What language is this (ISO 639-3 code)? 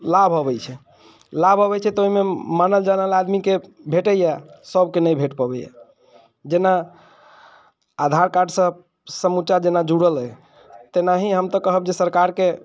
mai